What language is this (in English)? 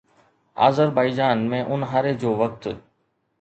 Sindhi